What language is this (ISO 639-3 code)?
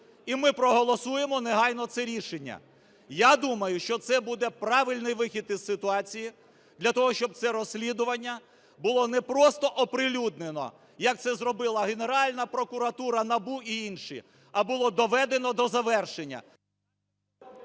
ukr